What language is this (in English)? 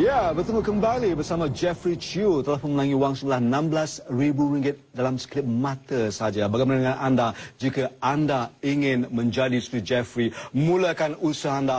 Malay